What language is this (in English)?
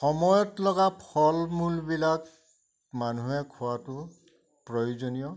Assamese